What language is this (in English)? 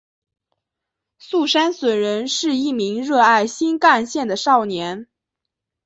Chinese